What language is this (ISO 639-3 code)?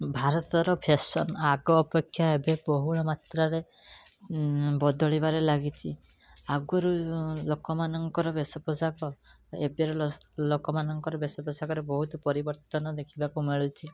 ori